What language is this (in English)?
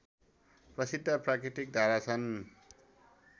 Nepali